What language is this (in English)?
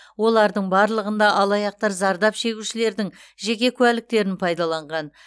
Kazakh